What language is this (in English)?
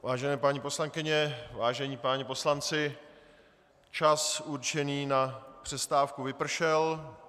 Czech